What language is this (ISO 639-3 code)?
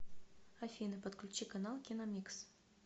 rus